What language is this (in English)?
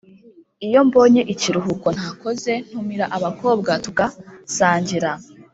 Kinyarwanda